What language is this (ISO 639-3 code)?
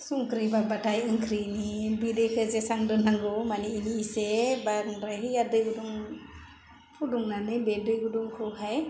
brx